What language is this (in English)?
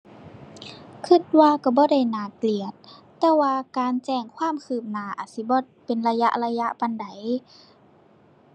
Thai